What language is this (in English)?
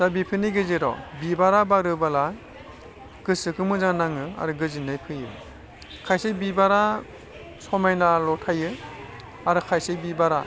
Bodo